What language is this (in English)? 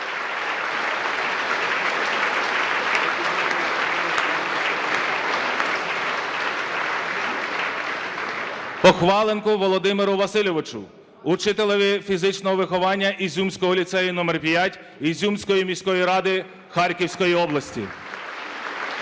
Ukrainian